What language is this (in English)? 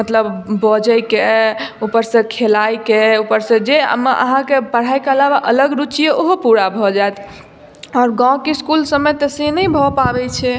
Maithili